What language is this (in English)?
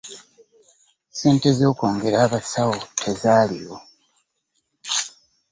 Ganda